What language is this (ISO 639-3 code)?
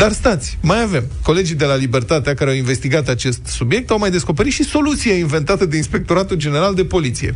ron